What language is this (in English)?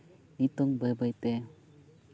Santali